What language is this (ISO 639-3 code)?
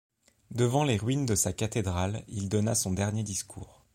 fra